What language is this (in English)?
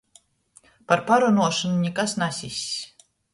Latgalian